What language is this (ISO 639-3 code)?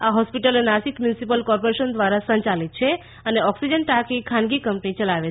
guj